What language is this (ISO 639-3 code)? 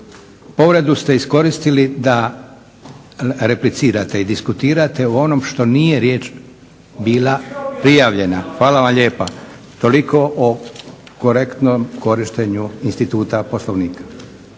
hrv